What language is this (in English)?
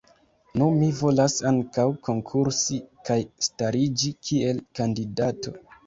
Esperanto